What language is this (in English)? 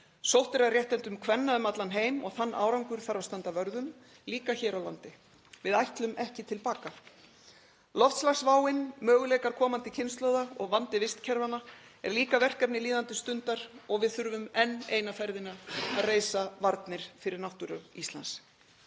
Icelandic